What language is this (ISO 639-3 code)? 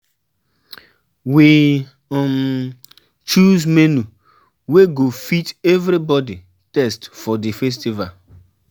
pcm